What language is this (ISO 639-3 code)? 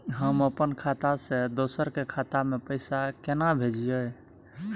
mai